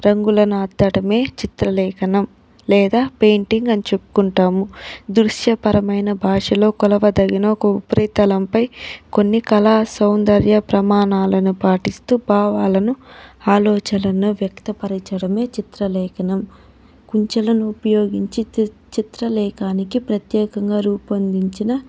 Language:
Telugu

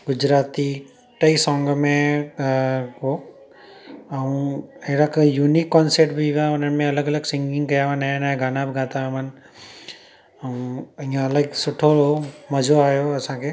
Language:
Sindhi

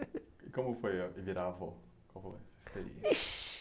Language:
Portuguese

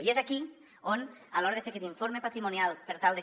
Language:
Catalan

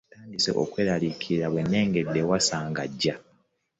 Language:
Ganda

